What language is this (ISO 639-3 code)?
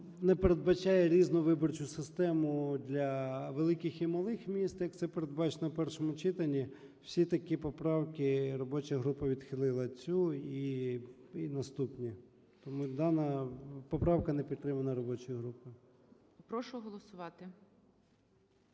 ukr